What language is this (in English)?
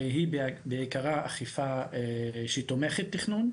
Hebrew